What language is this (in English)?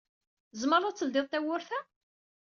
Kabyle